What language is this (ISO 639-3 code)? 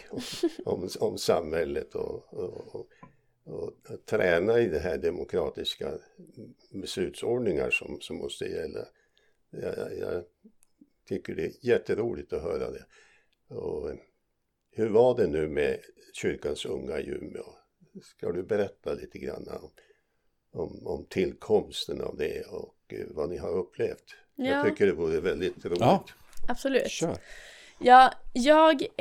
swe